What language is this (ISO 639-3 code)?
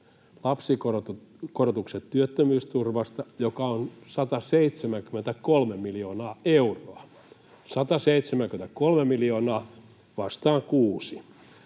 fin